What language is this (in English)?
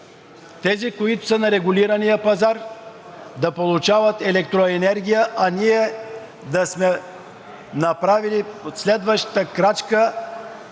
Bulgarian